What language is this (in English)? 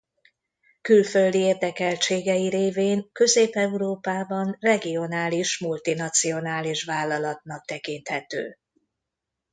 Hungarian